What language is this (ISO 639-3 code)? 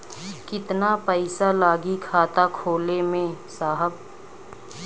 bho